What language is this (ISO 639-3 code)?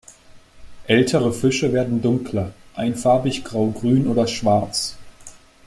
deu